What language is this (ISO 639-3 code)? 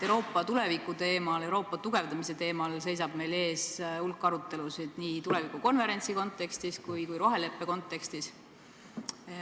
est